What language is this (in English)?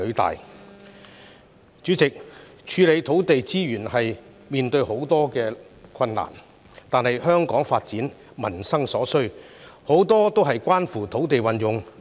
Cantonese